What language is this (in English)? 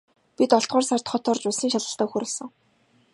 Mongolian